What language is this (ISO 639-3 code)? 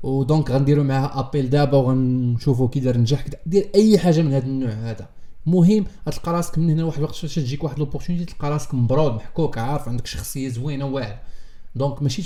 ara